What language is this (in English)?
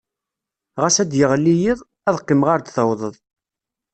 Kabyle